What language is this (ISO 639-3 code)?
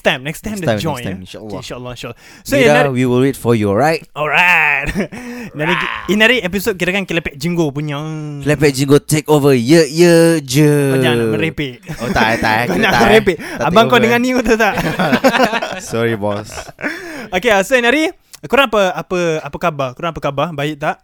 msa